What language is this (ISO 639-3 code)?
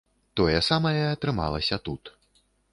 bel